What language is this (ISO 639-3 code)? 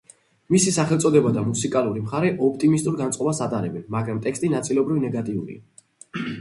kat